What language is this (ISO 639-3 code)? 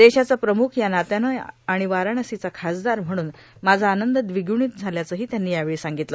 mar